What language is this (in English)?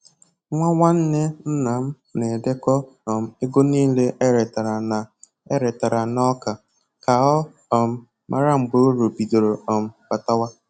Igbo